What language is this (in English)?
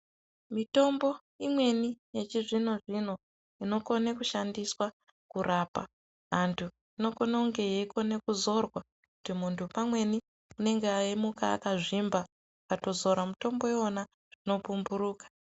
Ndau